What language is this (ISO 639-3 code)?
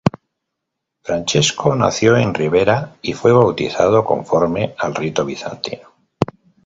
spa